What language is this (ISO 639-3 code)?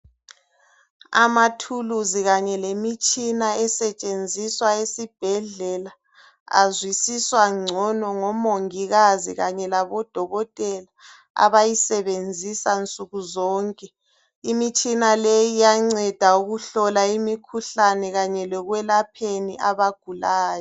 nde